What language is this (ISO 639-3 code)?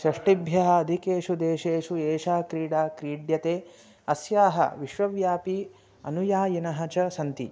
san